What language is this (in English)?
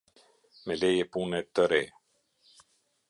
Albanian